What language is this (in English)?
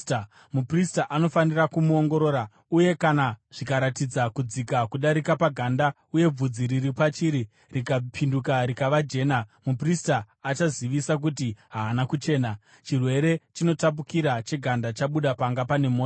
Shona